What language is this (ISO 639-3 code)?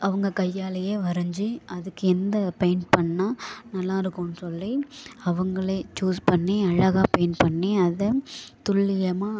tam